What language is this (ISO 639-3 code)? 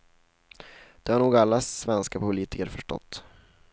swe